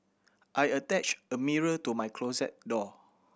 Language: English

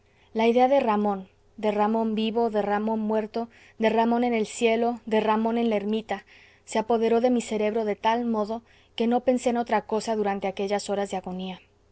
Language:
Spanish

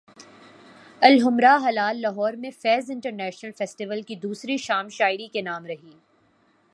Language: Urdu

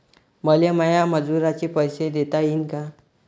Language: Marathi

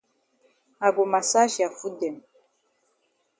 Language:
Cameroon Pidgin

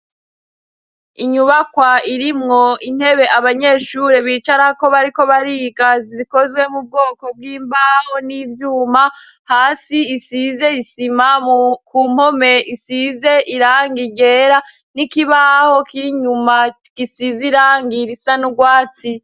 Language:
Rundi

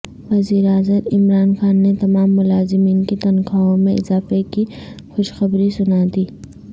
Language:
Urdu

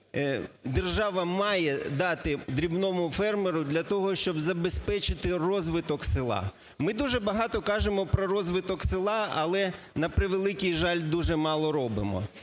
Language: Ukrainian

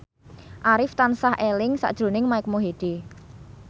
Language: Javanese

